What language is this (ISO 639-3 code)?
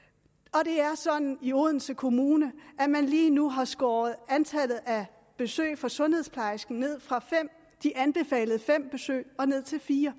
dan